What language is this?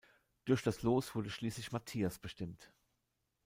German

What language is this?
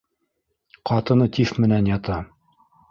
Bashkir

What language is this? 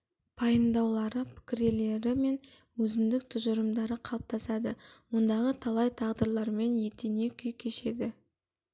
Kazakh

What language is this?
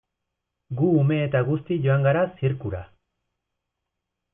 Basque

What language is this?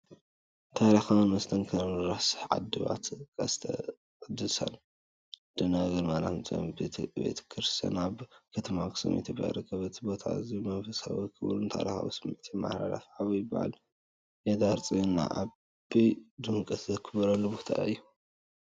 Tigrinya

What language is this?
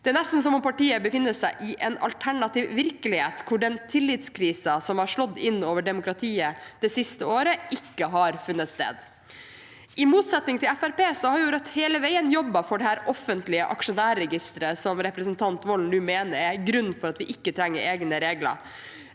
Norwegian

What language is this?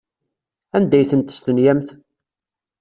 Kabyle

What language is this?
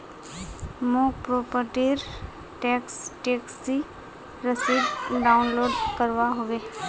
Magahi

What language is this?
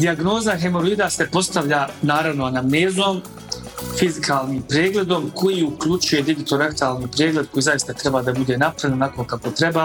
Croatian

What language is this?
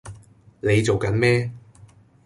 Cantonese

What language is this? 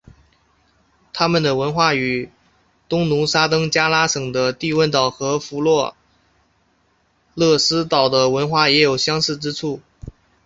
Chinese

